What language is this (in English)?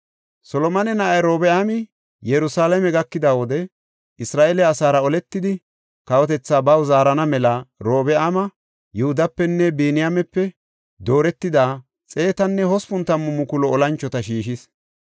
Gofa